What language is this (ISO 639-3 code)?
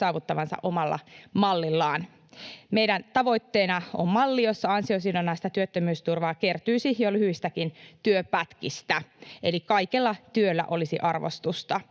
fin